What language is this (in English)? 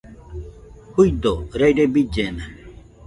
Nüpode Huitoto